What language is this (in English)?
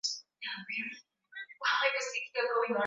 Swahili